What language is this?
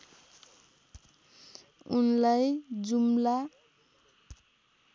Nepali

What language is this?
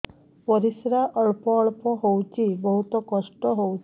Odia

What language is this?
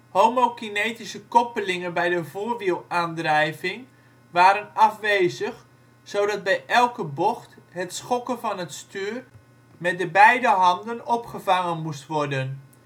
Dutch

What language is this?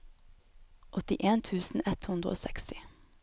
Norwegian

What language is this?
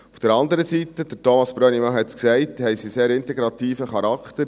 Swiss German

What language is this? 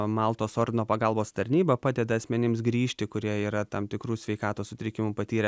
Lithuanian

